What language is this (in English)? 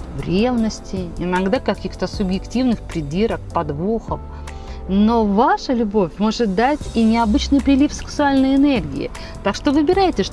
Russian